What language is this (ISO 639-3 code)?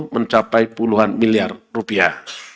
ind